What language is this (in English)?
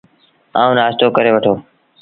Sindhi Bhil